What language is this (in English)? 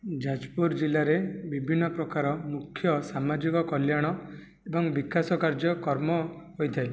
Odia